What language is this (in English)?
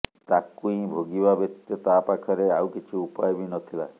Odia